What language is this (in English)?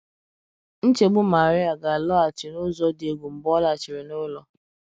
Igbo